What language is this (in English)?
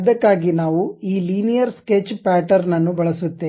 Kannada